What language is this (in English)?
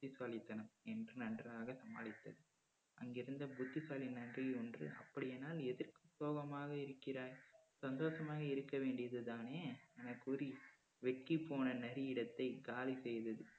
Tamil